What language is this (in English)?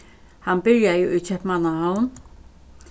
Faroese